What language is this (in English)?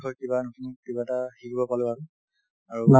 Assamese